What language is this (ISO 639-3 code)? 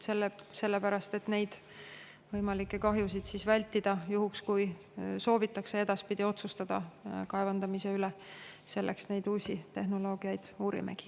est